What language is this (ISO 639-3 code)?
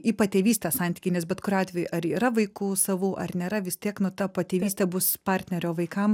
lit